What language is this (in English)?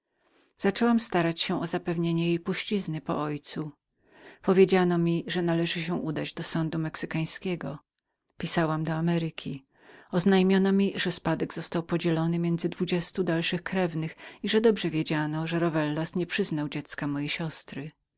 Polish